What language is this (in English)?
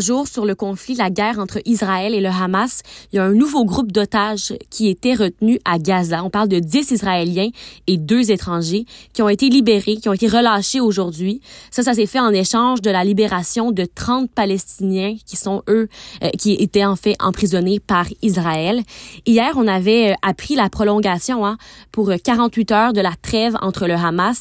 French